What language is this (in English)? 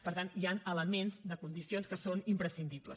Catalan